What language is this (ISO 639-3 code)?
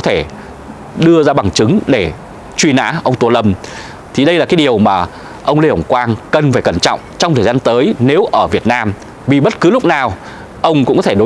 vie